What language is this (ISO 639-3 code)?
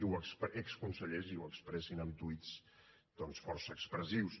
cat